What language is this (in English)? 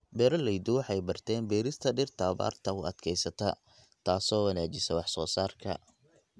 Somali